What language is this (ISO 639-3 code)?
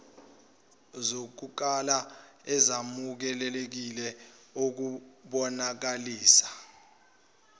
zul